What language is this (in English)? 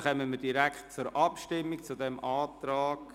Swiss German